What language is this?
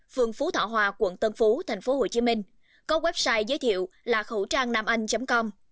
Vietnamese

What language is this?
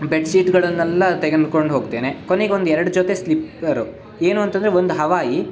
Kannada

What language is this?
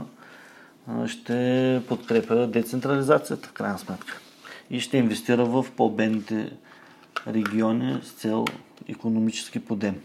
Bulgarian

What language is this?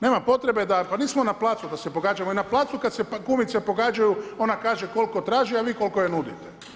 Croatian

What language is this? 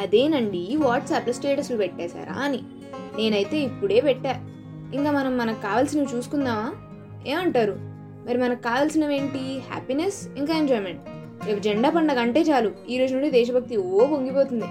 Telugu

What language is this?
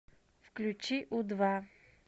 Russian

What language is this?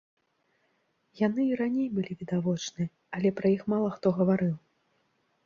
Belarusian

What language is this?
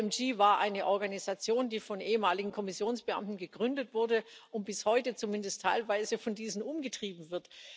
German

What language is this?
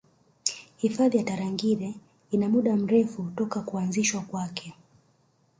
Swahili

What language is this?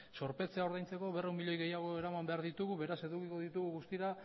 Basque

